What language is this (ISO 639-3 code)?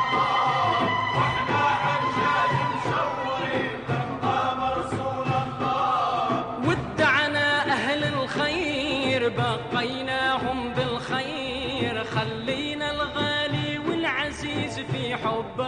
ara